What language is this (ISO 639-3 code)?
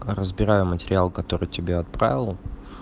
rus